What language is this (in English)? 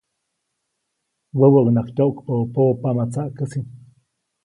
Copainalá Zoque